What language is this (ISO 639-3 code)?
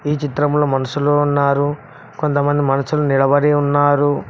tel